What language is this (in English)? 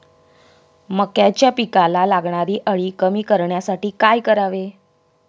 Marathi